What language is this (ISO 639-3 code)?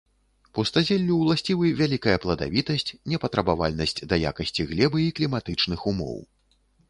bel